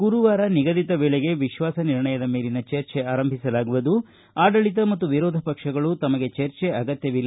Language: Kannada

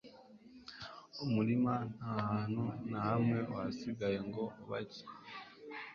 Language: Kinyarwanda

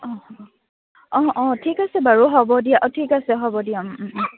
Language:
Assamese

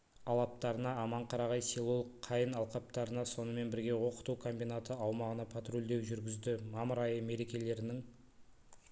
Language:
Kazakh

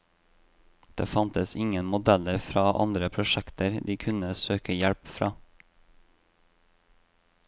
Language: Norwegian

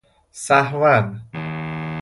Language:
Persian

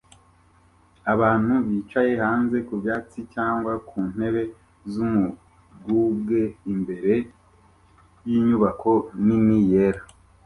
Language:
Kinyarwanda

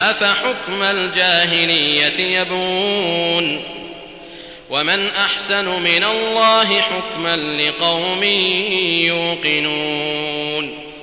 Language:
Arabic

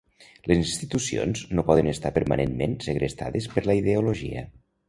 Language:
Catalan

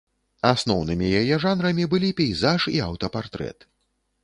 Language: Belarusian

